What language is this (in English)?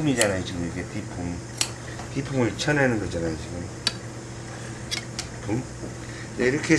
Korean